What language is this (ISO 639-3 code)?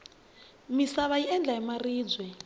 tso